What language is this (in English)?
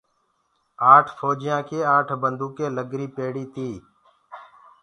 Gurgula